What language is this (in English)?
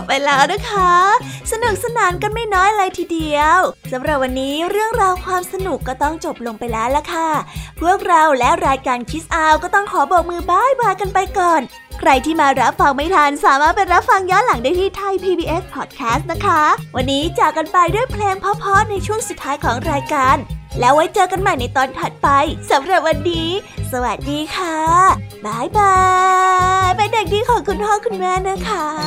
Thai